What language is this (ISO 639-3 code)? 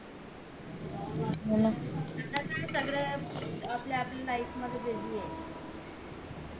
mar